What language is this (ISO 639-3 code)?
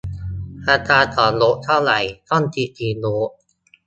tha